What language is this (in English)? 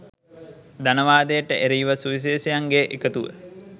Sinhala